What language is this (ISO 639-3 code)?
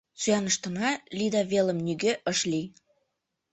chm